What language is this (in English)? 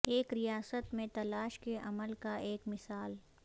Urdu